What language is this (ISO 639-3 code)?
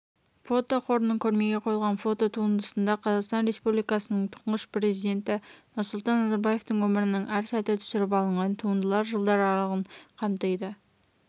kaz